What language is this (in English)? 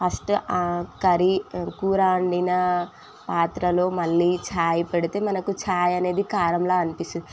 Telugu